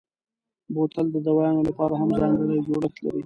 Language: Pashto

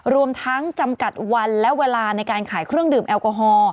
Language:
Thai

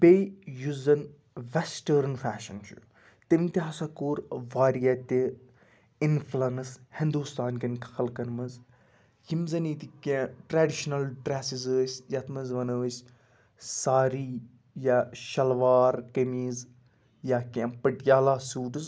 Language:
Kashmiri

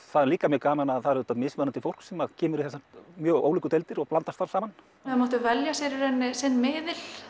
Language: Icelandic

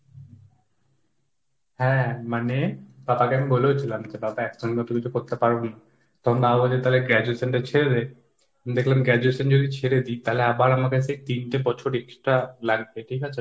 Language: Bangla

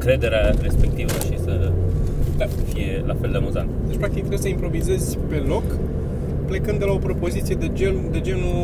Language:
Romanian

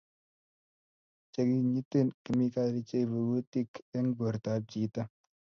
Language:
Kalenjin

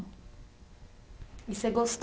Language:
Portuguese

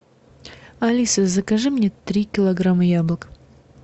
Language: Russian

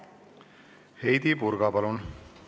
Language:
Estonian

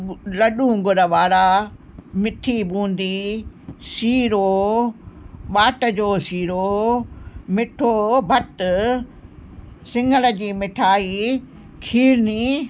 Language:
Sindhi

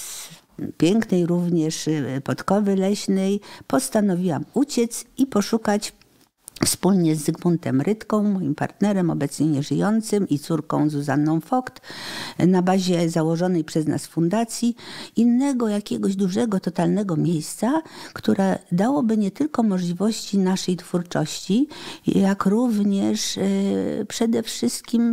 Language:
Polish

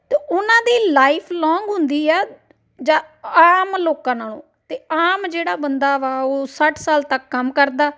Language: Punjabi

